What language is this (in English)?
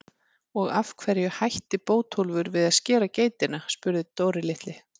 Icelandic